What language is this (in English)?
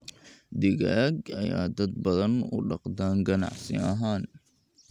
Somali